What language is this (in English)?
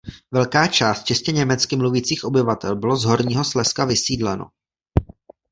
Czech